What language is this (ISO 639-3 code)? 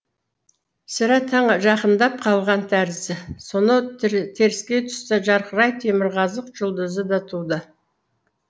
kaz